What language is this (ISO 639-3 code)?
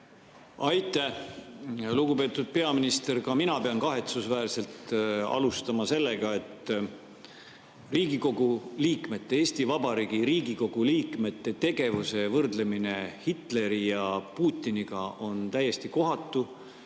est